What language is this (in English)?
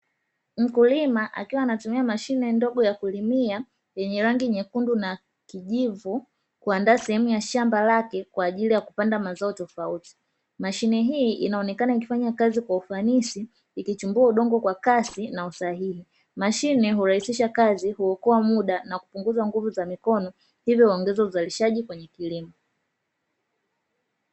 Swahili